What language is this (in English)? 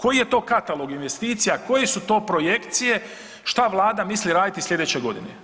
Croatian